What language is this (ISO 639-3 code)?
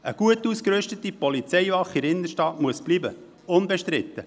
gsw